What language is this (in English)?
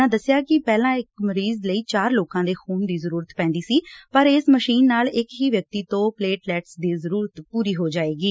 Punjabi